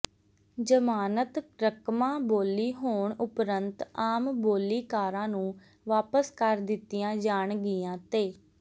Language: Punjabi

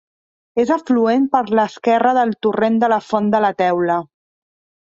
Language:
Catalan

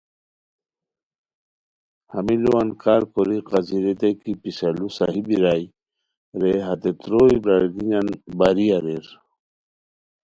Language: Khowar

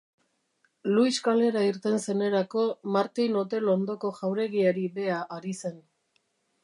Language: Basque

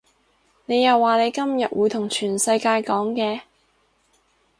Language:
Cantonese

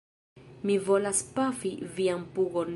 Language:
Esperanto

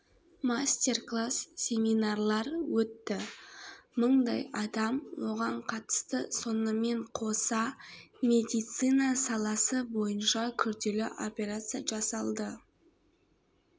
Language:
Kazakh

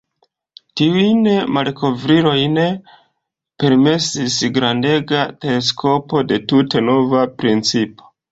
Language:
Esperanto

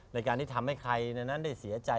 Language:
Thai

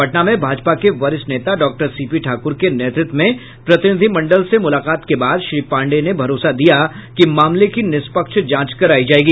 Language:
Hindi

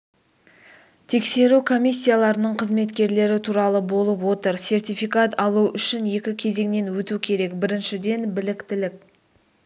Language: Kazakh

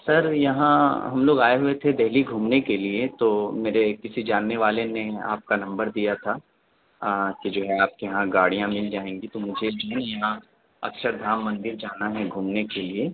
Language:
Urdu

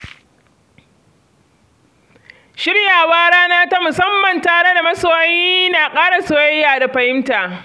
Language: Hausa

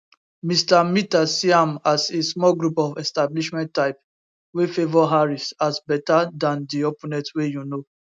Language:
Nigerian Pidgin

